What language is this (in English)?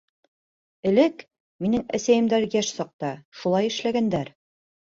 Bashkir